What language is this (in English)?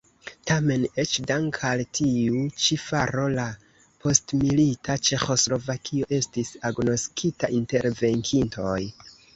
Esperanto